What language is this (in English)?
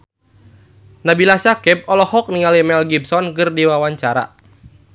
Sundanese